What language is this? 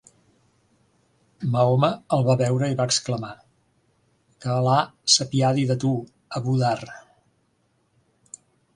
Catalan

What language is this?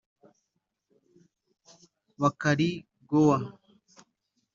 Kinyarwanda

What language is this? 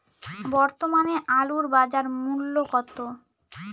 Bangla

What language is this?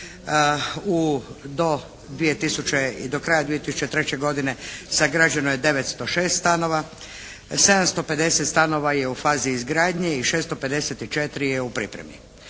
Croatian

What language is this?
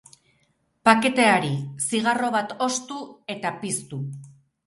Basque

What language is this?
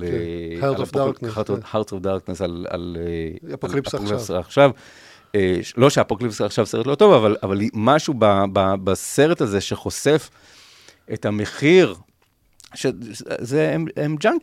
Hebrew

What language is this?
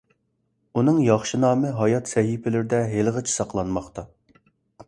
Uyghur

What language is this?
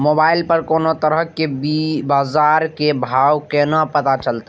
Maithili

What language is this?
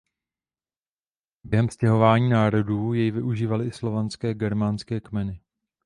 Czech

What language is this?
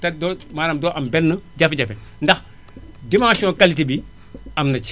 Wolof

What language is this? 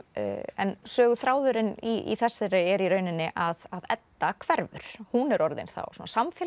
Icelandic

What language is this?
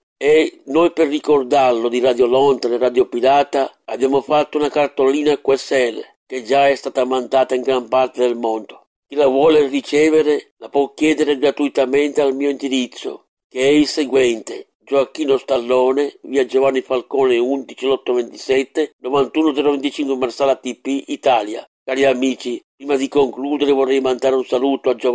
Italian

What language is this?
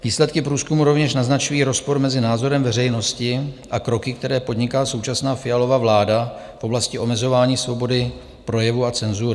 Czech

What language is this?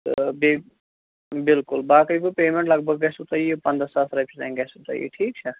Kashmiri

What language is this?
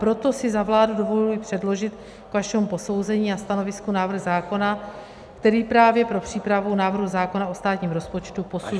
Czech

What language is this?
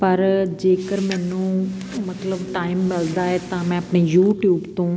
Punjabi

